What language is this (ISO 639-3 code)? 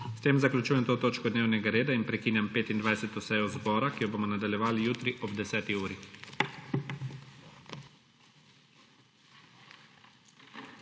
slv